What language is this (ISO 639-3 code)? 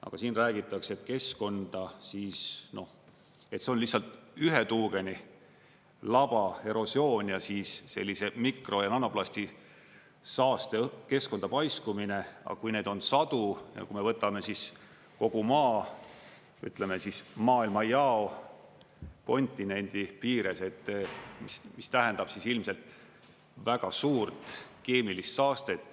est